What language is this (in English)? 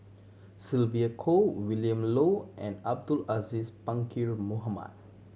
English